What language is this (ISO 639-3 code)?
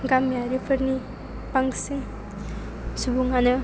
brx